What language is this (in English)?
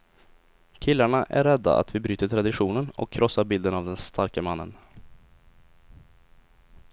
Swedish